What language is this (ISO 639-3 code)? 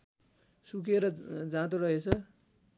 nep